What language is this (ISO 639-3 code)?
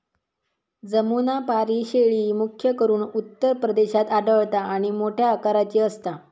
mar